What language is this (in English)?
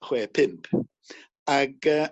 Welsh